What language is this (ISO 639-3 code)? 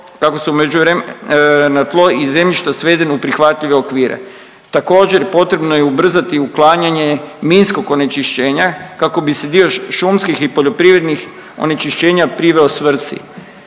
hrv